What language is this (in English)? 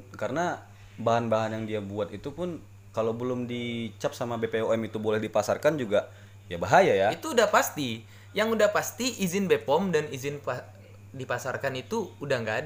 Indonesian